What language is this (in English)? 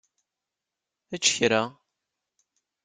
Kabyle